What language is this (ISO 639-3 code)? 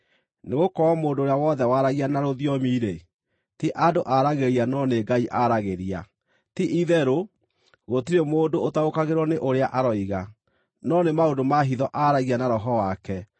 kik